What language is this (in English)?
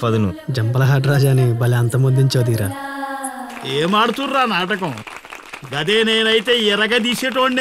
Arabic